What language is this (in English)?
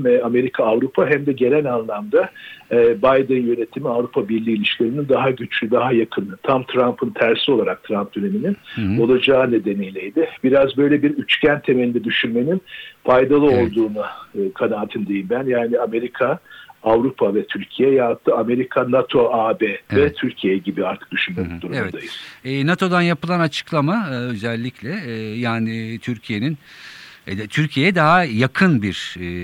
Turkish